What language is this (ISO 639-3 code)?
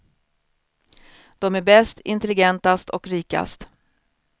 swe